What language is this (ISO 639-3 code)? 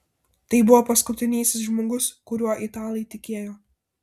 lit